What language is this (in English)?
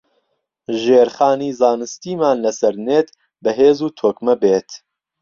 Central Kurdish